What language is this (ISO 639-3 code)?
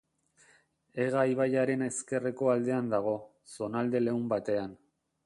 eus